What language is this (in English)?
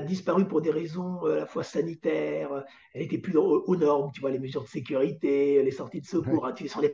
French